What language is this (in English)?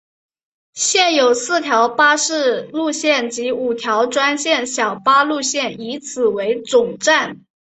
Chinese